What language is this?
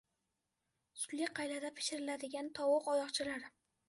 Uzbek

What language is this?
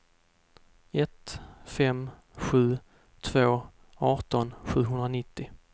Swedish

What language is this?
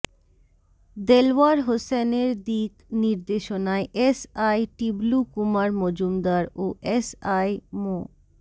Bangla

